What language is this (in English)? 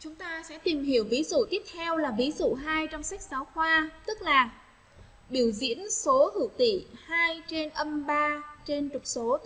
Vietnamese